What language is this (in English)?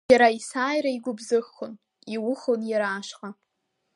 Abkhazian